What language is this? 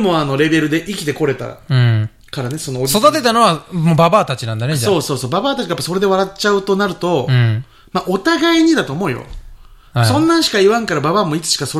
Japanese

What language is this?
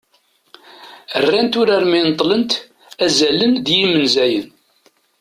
Kabyle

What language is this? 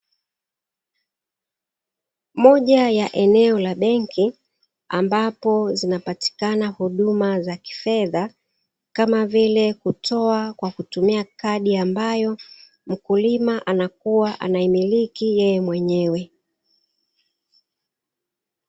Swahili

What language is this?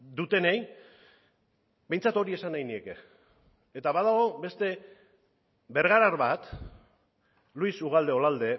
Basque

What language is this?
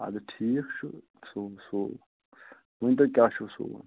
Kashmiri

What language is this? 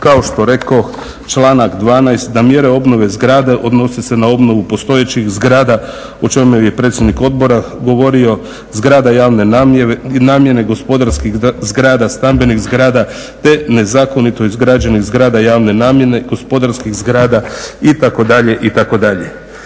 Croatian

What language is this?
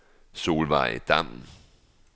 Danish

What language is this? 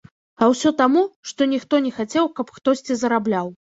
Belarusian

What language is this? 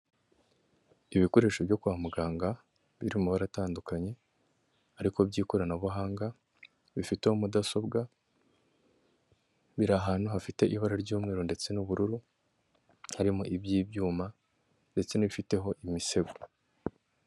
Kinyarwanda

